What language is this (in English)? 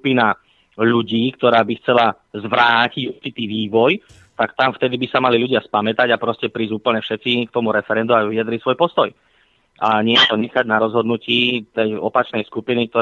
Slovak